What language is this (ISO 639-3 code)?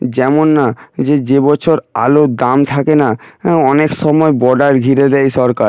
ben